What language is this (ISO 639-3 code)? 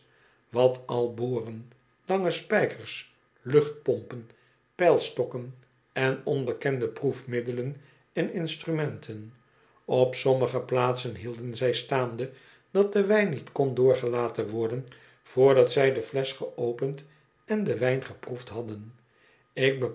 nld